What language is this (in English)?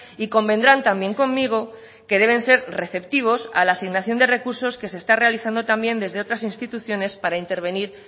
Spanish